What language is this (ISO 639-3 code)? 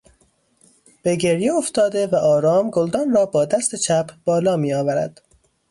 fas